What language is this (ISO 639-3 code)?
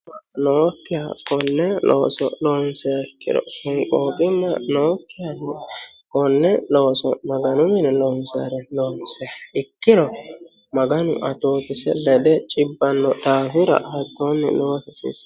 sid